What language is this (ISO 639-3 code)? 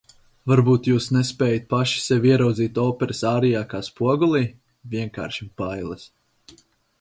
lav